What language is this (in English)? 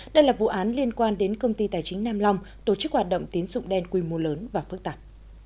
Vietnamese